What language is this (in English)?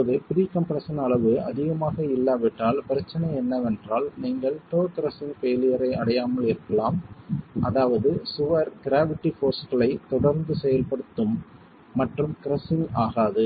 Tamil